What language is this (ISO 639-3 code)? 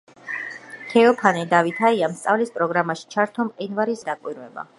kat